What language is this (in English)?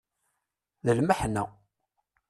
Kabyle